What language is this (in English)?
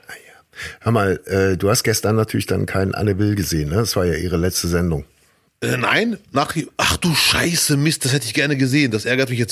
German